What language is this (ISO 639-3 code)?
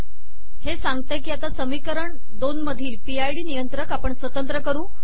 mar